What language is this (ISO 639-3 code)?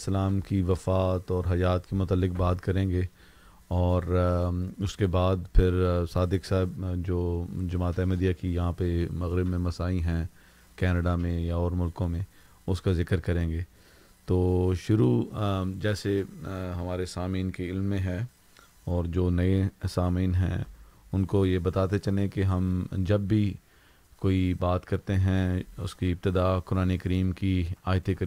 urd